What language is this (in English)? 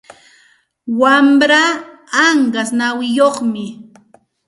Santa Ana de Tusi Pasco Quechua